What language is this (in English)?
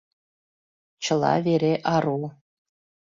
Mari